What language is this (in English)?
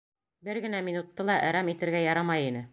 Bashkir